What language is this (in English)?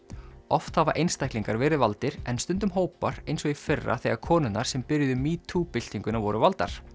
Icelandic